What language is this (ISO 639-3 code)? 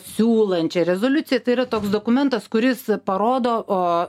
lit